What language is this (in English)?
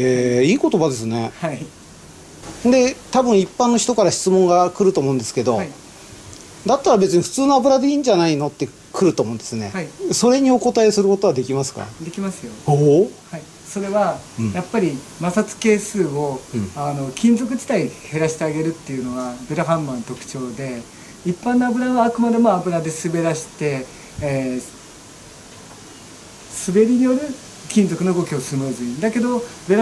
Japanese